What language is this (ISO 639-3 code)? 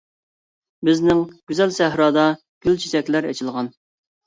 uig